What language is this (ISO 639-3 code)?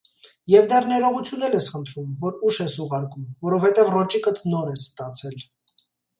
hye